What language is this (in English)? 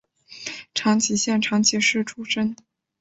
Chinese